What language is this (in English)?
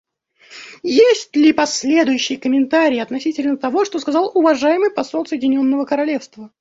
Russian